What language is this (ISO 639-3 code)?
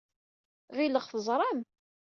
kab